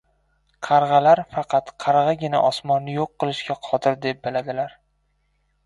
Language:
Uzbek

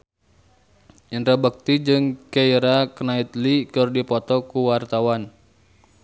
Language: Sundanese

